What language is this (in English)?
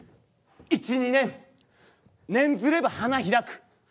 Japanese